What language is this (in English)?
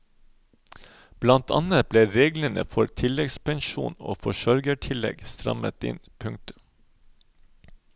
Norwegian